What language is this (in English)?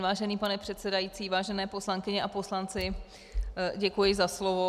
Czech